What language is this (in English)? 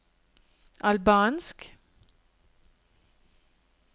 Norwegian